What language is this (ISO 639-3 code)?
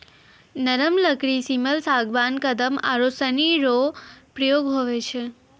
mai